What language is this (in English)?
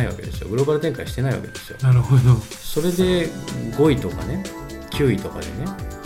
Japanese